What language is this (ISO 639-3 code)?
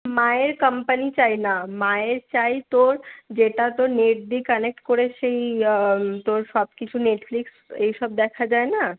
ben